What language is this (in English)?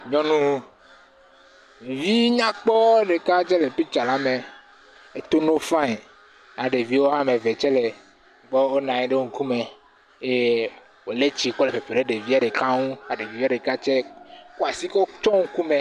Ewe